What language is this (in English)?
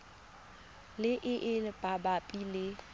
Tswana